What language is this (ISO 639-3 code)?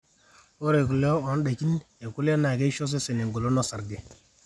mas